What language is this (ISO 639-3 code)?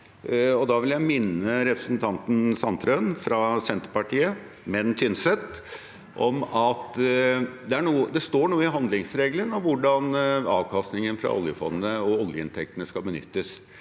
nor